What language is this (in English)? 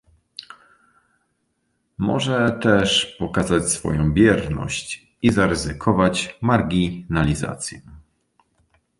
Polish